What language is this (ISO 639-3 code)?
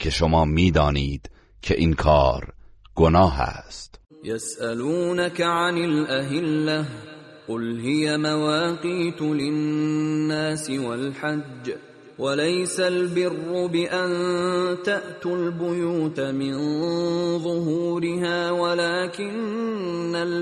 fas